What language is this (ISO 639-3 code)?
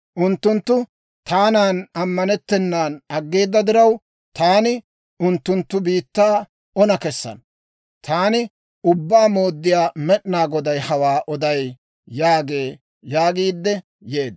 dwr